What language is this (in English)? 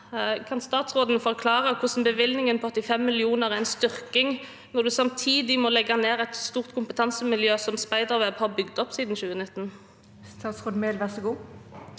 Norwegian